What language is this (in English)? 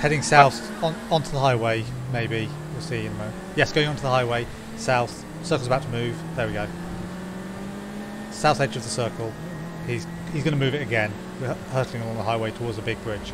English